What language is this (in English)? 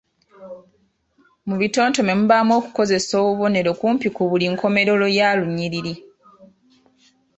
Ganda